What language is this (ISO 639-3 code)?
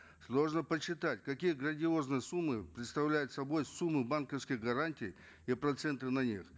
kaz